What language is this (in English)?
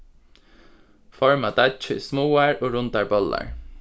Faroese